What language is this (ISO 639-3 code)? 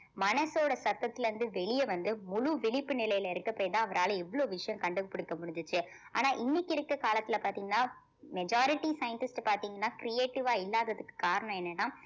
tam